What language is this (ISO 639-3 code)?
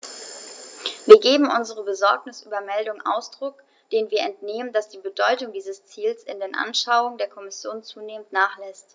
deu